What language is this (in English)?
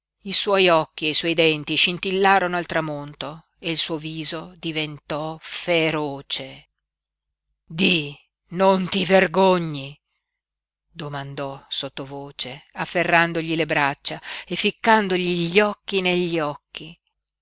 Italian